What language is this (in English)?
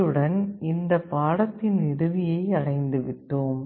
Tamil